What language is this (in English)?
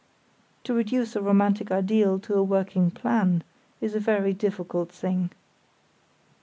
English